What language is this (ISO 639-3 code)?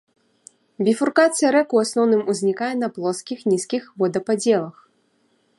bel